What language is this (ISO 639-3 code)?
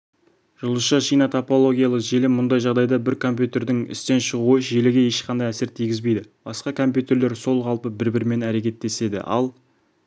kaz